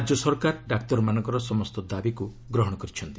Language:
Odia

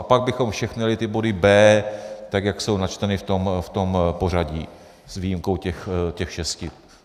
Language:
Czech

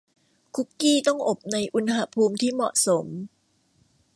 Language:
Thai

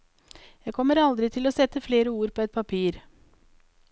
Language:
Norwegian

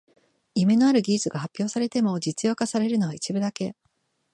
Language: Japanese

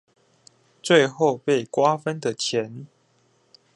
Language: Chinese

